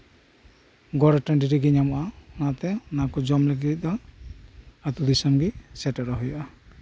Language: Santali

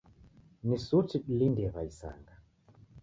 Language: Taita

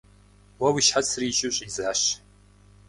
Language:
Kabardian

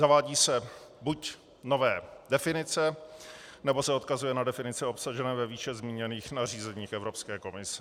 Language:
Czech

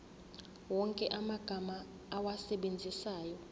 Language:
Zulu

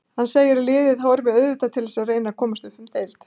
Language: Icelandic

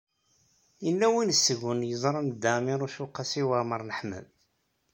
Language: Kabyle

